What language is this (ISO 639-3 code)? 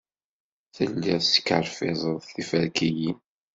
kab